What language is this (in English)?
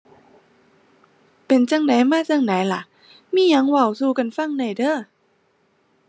Thai